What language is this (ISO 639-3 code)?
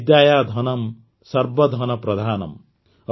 ori